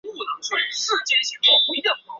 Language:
Chinese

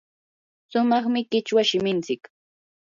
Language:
Yanahuanca Pasco Quechua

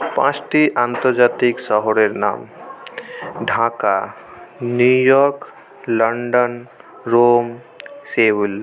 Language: Bangla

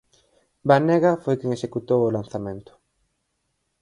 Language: Galician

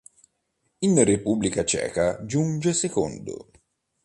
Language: Italian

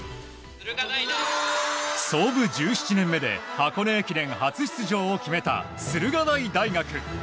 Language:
Japanese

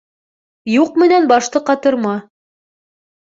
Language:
Bashkir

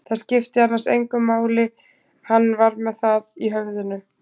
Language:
Icelandic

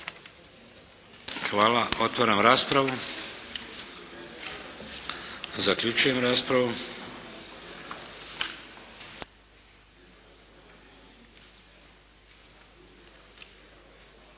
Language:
Croatian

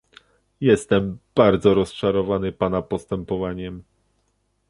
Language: Polish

